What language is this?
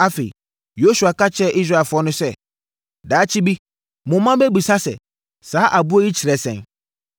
Akan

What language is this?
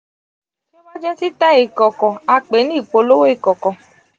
Yoruba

